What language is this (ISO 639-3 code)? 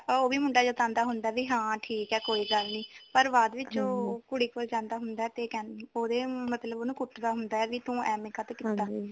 pan